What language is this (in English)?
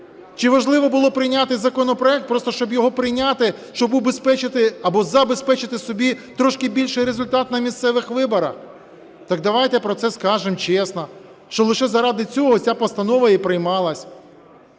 Ukrainian